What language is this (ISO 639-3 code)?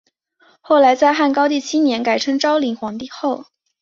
zho